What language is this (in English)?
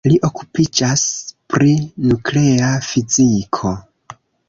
Esperanto